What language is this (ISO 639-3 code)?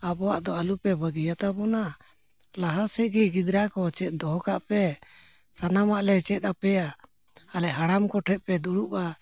sat